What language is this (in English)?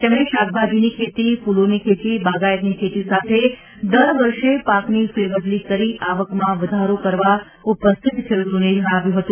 Gujarati